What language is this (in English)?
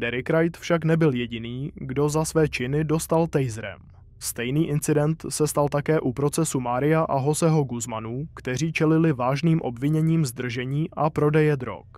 Czech